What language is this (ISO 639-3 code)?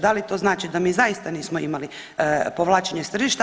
hrv